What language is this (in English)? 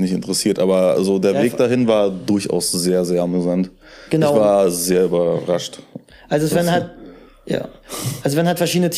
German